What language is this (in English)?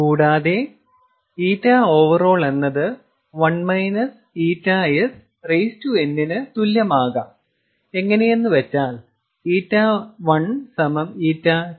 Malayalam